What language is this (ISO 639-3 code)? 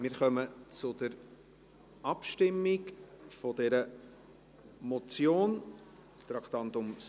gsw